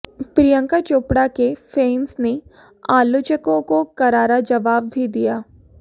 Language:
Hindi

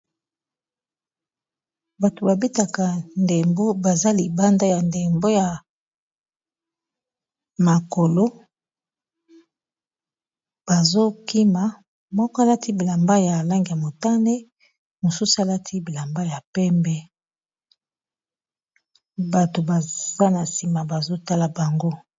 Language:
Lingala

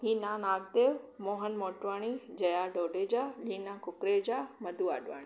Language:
Sindhi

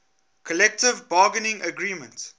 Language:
English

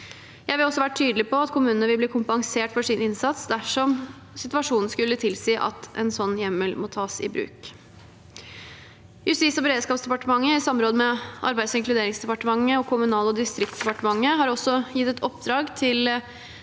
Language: Norwegian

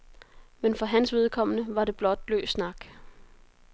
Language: Danish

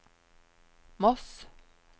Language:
Norwegian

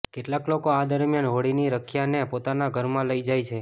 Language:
Gujarati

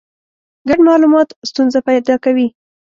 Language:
Pashto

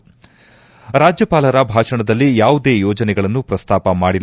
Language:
Kannada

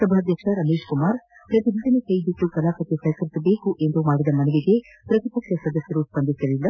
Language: Kannada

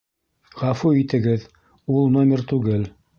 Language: Bashkir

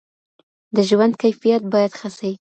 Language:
Pashto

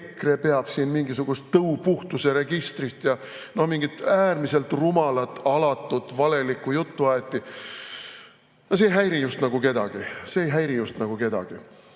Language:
Estonian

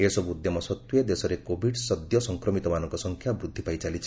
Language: Odia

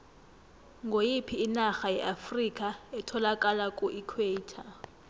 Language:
South Ndebele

